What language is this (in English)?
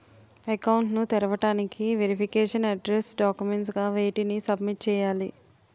Telugu